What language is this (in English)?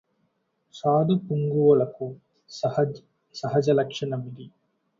Telugu